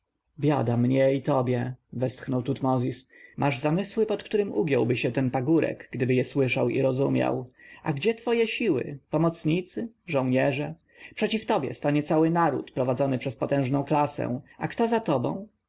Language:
Polish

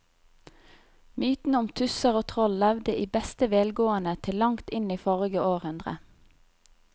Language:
Norwegian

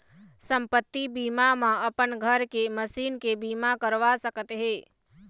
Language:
Chhattisgarhi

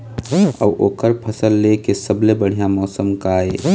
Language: Chhattisgarhi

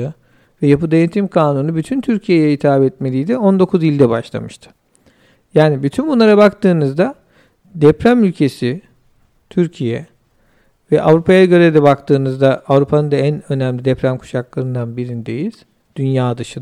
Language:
Turkish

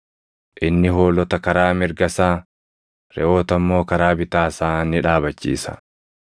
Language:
Oromo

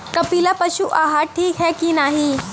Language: Bhojpuri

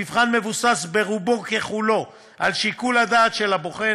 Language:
Hebrew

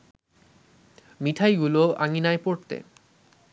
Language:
Bangla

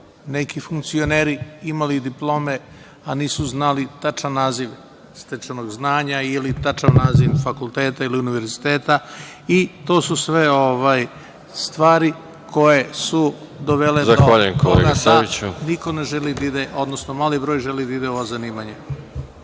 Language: Serbian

